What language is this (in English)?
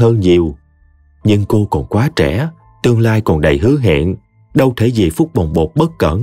Vietnamese